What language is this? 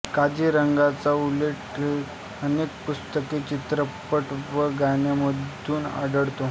Marathi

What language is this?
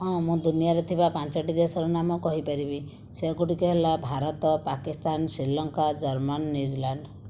Odia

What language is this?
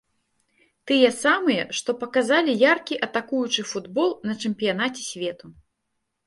Belarusian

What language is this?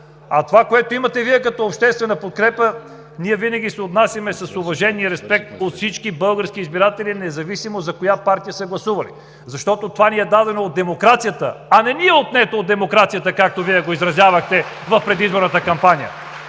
Bulgarian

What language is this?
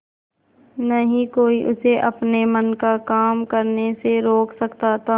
Hindi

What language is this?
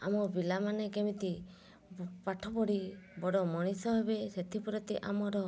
Odia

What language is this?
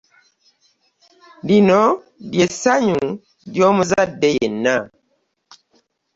Ganda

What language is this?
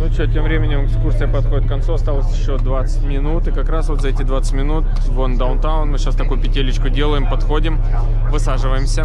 Russian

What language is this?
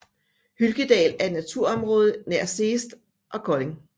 Danish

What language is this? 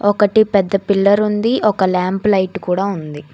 Telugu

